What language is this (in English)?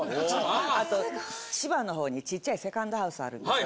Japanese